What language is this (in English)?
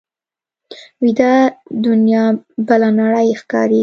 Pashto